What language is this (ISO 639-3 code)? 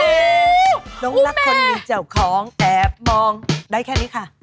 tha